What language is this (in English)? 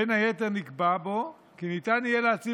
Hebrew